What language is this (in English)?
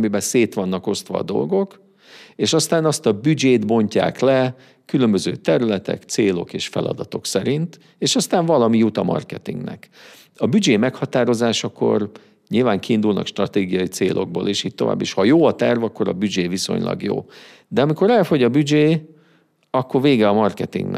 Hungarian